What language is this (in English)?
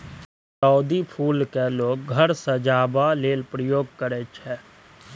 Maithili